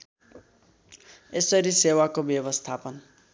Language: Nepali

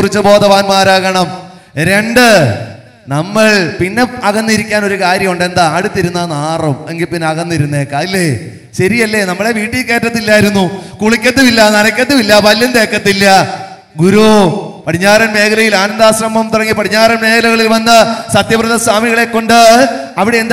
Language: Malayalam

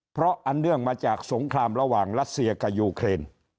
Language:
Thai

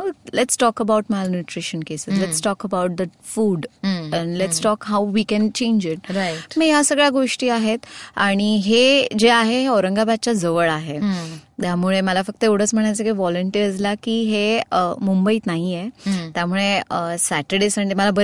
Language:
Marathi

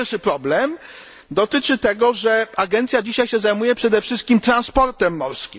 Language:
Polish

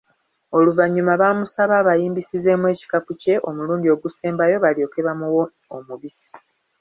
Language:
Ganda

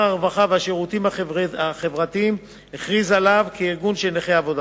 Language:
Hebrew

